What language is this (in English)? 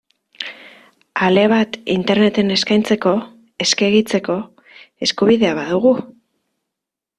Basque